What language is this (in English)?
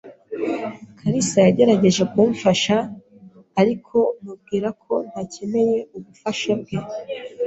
Kinyarwanda